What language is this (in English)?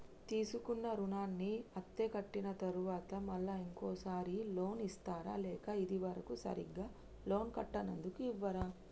Telugu